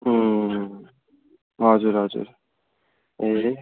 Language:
Nepali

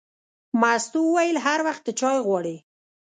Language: Pashto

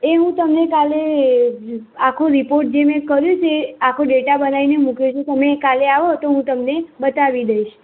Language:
Gujarati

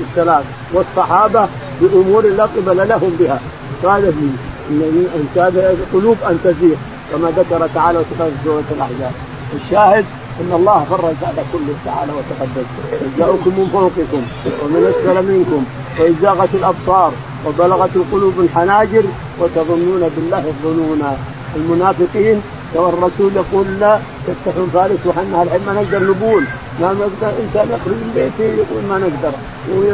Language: Arabic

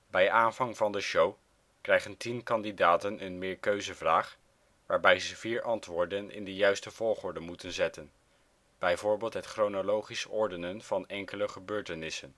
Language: Dutch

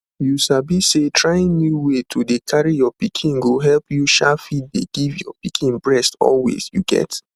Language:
Nigerian Pidgin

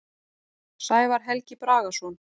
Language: Icelandic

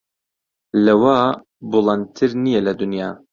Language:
Central Kurdish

